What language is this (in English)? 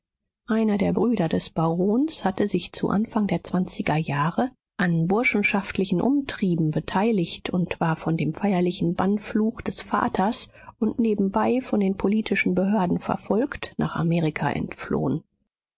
German